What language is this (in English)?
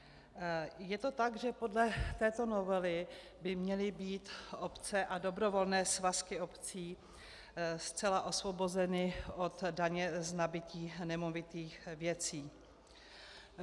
Czech